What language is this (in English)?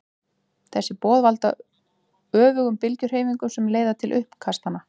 Icelandic